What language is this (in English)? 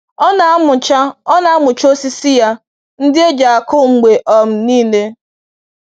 Igbo